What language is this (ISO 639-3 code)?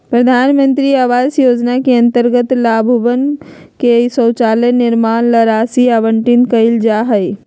mag